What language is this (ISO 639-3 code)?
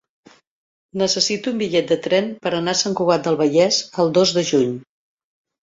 cat